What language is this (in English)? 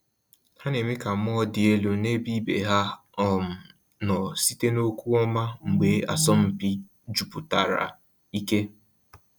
Igbo